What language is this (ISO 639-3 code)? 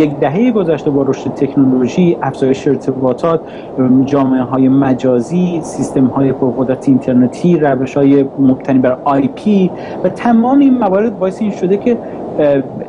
fas